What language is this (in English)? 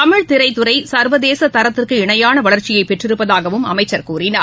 Tamil